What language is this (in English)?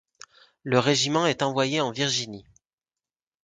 French